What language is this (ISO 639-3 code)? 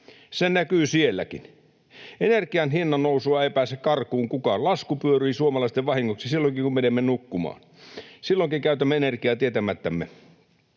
fin